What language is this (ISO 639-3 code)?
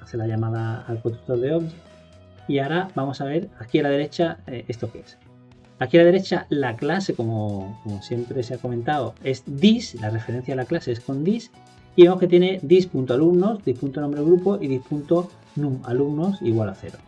spa